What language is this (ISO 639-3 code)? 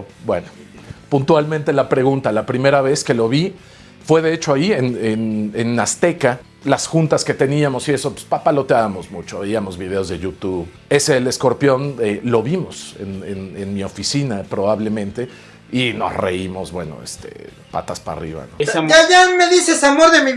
spa